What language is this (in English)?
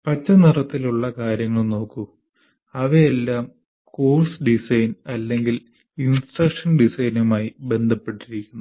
Malayalam